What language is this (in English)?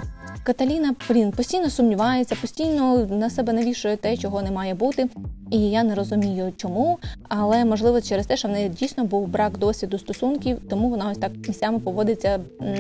Ukrainian